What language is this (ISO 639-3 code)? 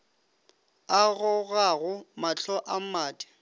nso